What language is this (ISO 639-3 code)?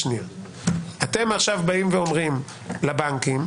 heb